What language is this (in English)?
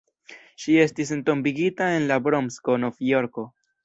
Esperanto